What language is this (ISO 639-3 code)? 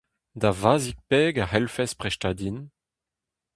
bre